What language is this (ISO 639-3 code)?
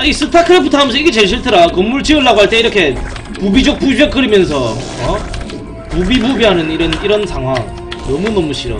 kor